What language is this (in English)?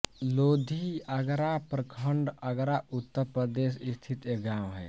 Hindi